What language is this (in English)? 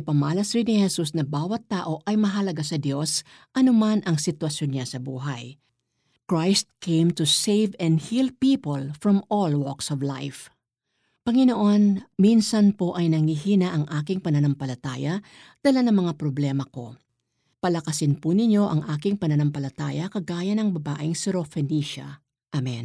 Filipino